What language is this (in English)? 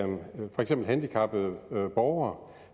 Danish